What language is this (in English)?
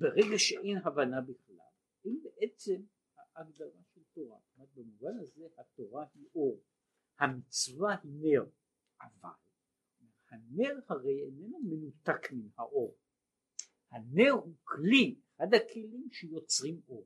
Hebrew